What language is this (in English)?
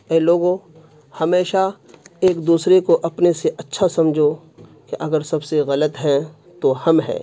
Urdu